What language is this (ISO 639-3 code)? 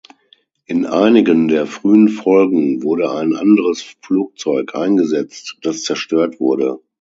deu